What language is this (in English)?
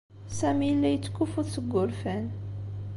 Kabyle